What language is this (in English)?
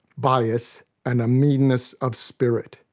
English